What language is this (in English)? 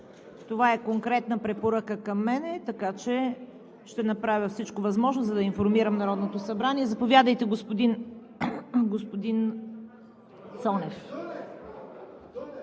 Bulgarian